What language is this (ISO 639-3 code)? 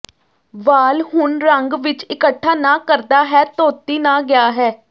pan